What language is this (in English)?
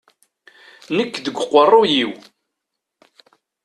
Kabyle